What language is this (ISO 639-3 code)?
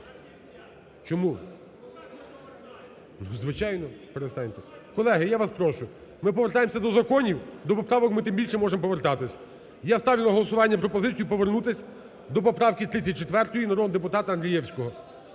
ukr